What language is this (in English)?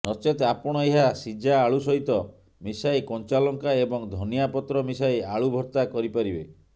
Odia